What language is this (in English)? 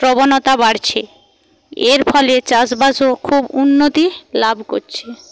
Bangla